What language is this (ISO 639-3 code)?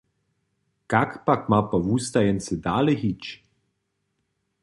hsb